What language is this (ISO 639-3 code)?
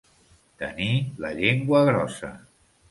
cat